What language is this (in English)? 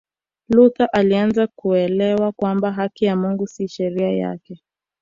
Swahili